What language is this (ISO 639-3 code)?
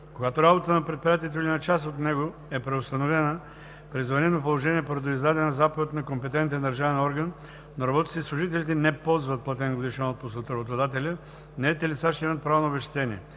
bul